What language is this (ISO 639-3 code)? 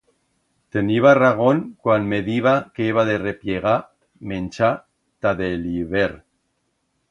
arg